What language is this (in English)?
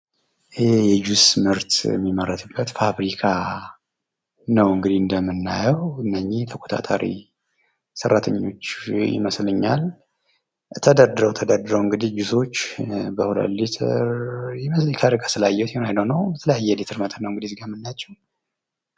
Amharic